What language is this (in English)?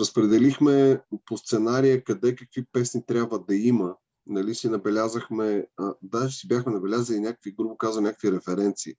Bulgarian